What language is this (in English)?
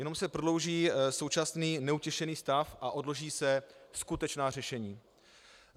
Czech